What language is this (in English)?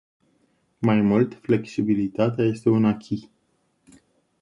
Romanian